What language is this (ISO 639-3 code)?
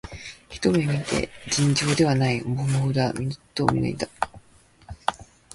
jpn